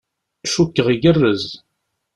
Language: Kabyle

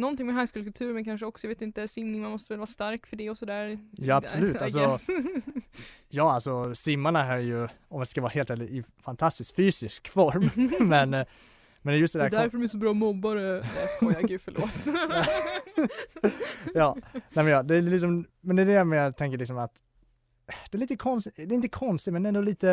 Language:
Swedish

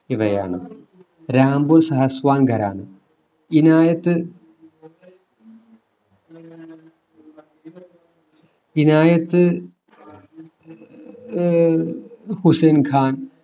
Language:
Malayalam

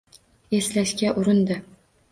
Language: Uzbek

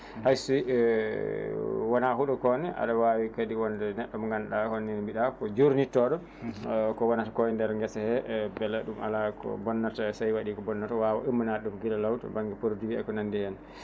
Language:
Fula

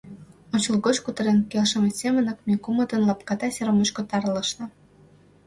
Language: Mari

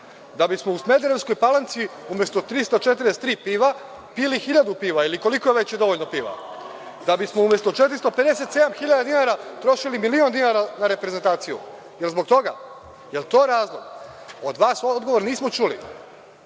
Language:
Serbian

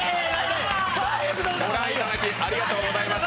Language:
Japanese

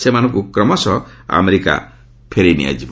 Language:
Odia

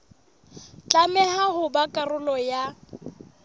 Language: Southern Sotho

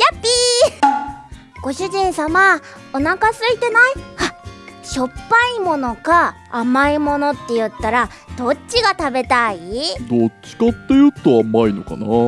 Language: Japanese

